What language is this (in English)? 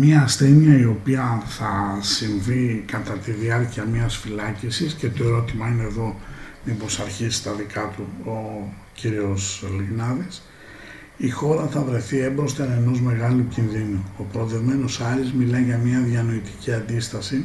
Greek